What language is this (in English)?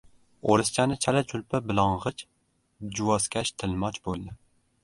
Uzbek